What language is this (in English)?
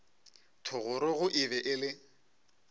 Northern Sotho